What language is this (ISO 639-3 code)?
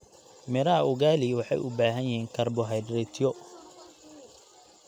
som